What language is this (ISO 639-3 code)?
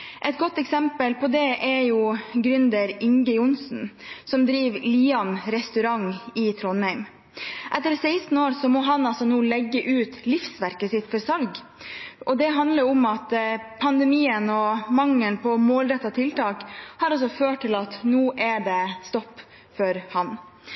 nob